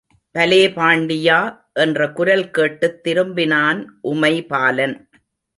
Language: Tamil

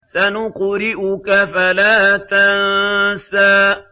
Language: Arabic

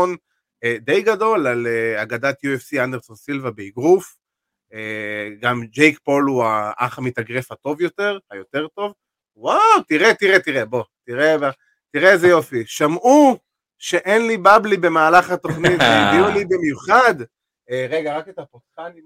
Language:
Hebrew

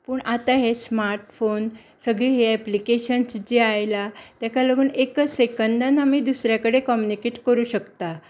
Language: Konkani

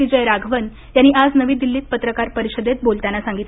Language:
Marathi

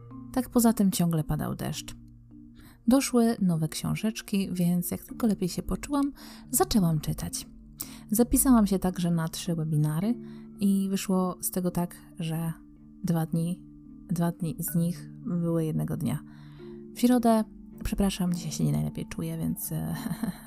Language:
Polish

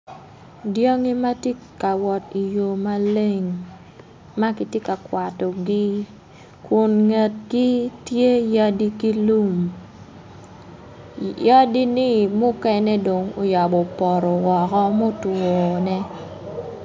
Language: Acoli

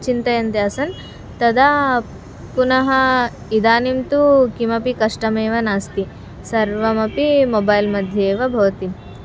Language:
Sanskrit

